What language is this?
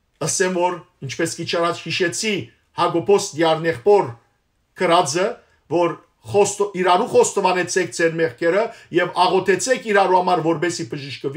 Turkish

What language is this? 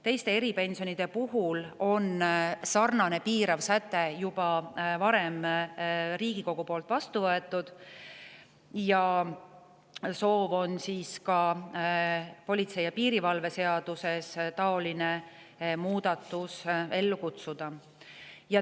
Estonian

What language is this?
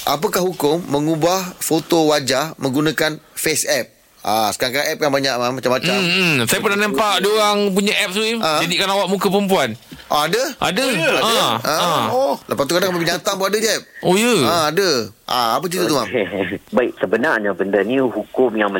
Malay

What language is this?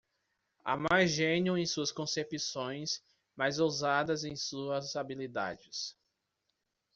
Portuguese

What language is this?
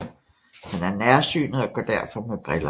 Danish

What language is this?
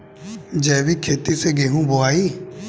Bhojpuri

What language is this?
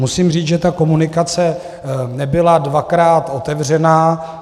Czech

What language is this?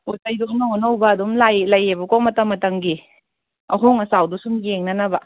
Manipuri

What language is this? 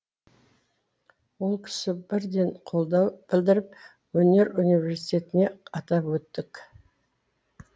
Kazakh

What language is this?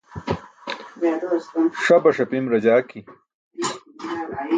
Burushaski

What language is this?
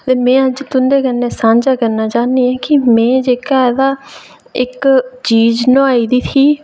Dogri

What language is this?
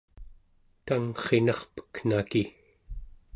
Central Yupik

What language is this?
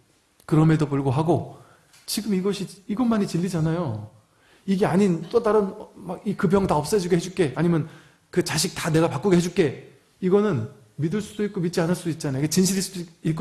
Korean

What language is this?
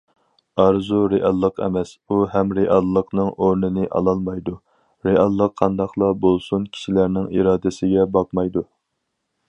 Uyghur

